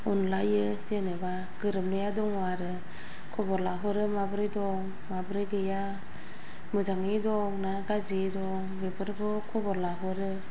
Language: Bodo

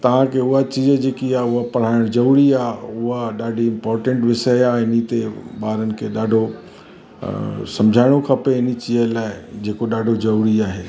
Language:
Sindhi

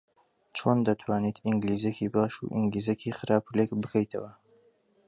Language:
Central Kurdish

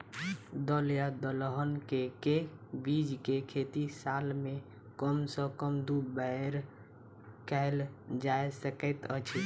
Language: Maithili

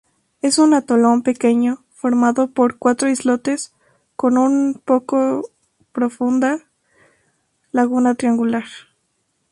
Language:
Spanish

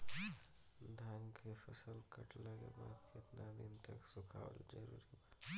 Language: Bhojpuri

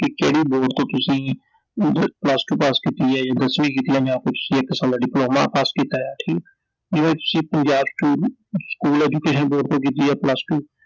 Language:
Punjabi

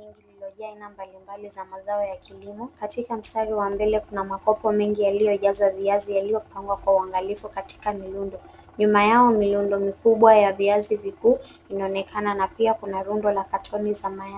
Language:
Swahili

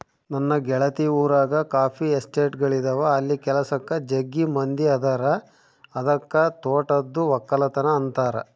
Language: Kannada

